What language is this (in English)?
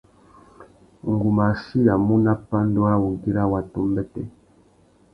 Tuki